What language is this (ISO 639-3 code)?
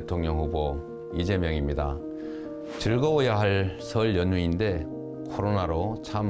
kor